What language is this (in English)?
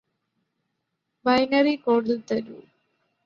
Malayalam